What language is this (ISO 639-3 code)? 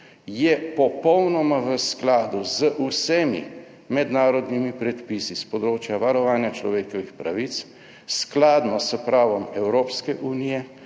slv